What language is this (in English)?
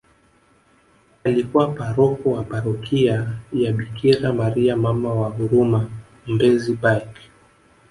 Swahili